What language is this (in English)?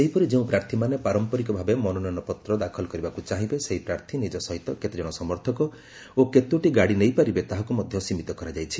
Odia